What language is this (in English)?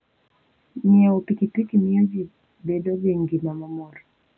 Luo (Kenya and Tanzania)